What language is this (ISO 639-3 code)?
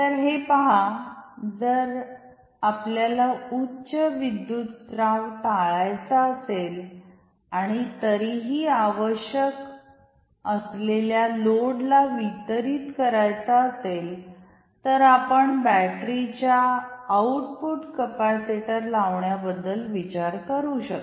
mar